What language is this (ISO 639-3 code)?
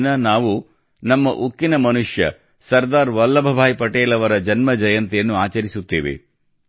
kan